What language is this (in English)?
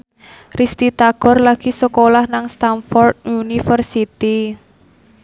Javanese